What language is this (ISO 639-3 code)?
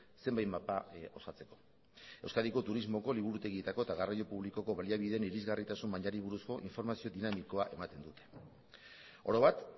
eus